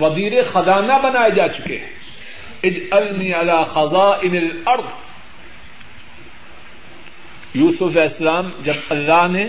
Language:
Urdu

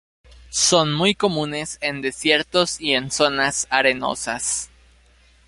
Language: Spanish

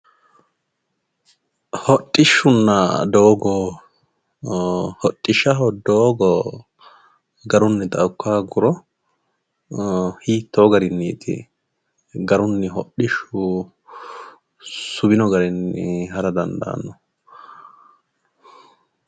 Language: Sidamo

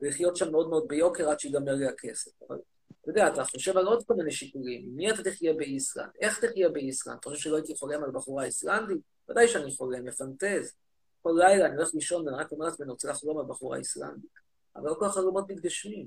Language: Hebrew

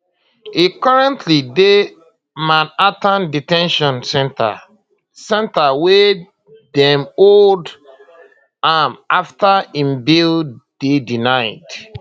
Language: Nigerian Pidgin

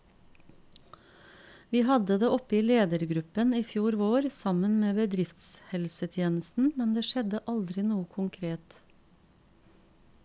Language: Norwegian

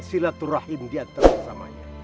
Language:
Indonesian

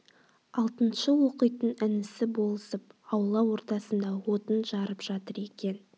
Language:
Kazakh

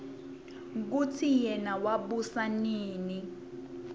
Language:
Swati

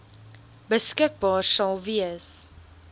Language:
Afrikaans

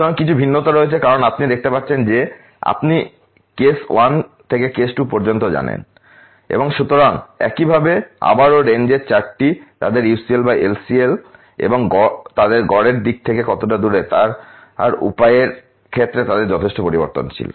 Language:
Bangla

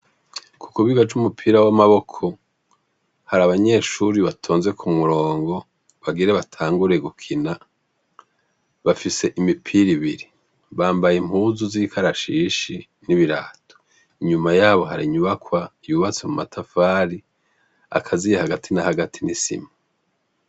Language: Rundi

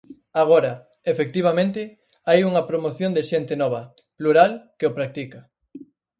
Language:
Galician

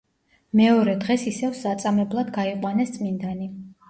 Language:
Georgian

